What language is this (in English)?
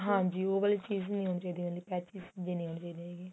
Punjabi